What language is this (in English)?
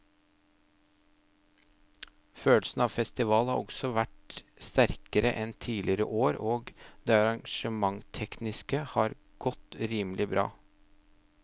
Norwegian